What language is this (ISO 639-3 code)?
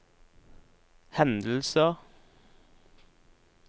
nor